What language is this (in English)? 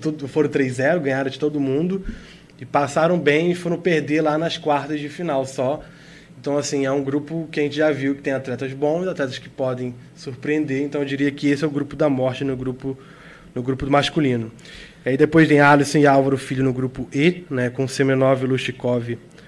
Portuguese